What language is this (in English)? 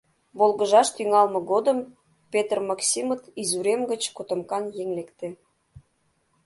Mari